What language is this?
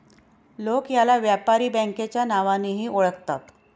Marathi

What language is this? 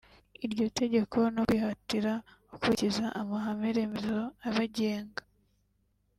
Kinyarwanda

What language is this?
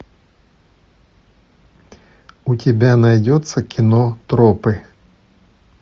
Russian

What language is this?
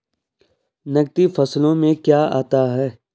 Hindi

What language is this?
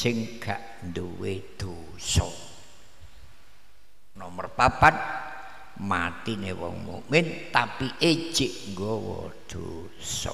Indonesian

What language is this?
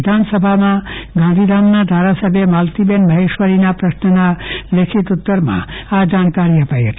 Gujarati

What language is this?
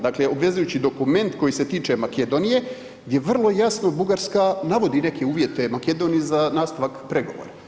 Croatian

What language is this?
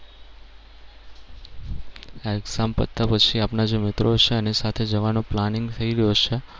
Gujarati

